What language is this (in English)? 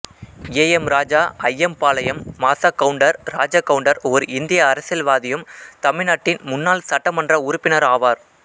Tamil